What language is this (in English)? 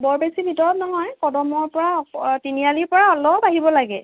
Assamese